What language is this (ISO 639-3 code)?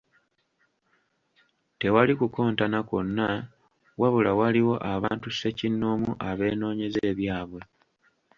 lug